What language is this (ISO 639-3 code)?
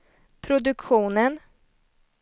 swe